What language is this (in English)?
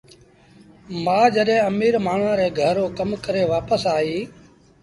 Sindhi Bhil